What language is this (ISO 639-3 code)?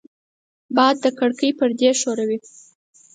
pus